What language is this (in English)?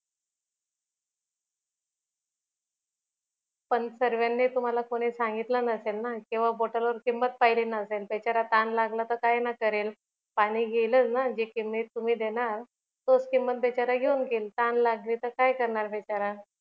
Marathi